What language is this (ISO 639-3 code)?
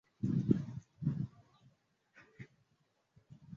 swa